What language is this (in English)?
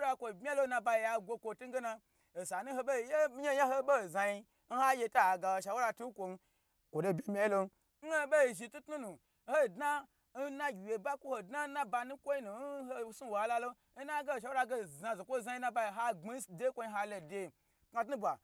Gbagyi